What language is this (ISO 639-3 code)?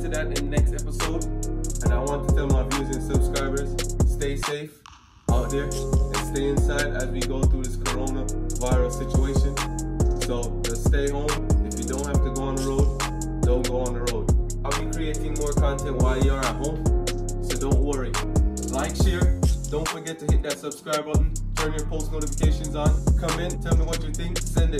eng